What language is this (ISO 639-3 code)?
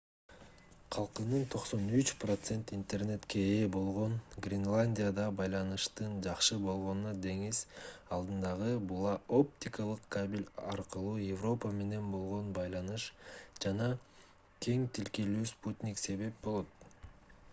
kir